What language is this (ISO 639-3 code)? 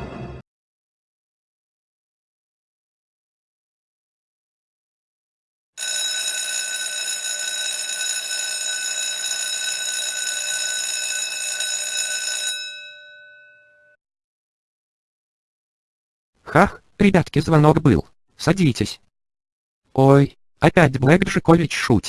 rus